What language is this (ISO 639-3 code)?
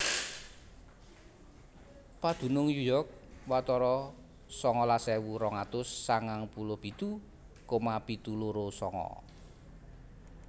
jav